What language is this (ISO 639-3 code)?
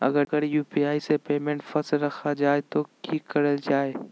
mag